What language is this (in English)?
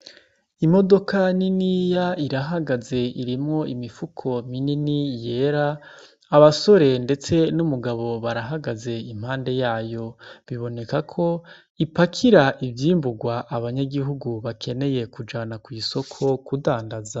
Rundi